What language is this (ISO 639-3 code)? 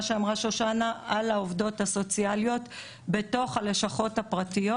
heb